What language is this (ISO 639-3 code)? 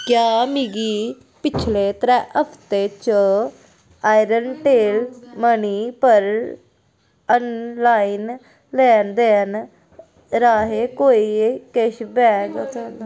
doi